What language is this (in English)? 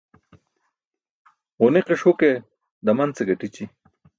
Burushaski